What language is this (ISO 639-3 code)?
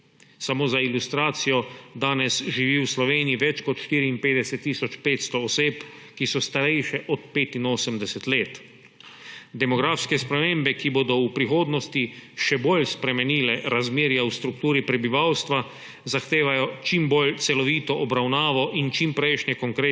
slv